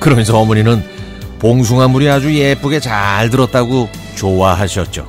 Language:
Korean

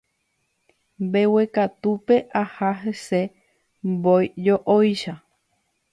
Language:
Guarani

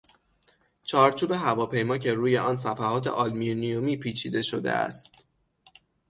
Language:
Persian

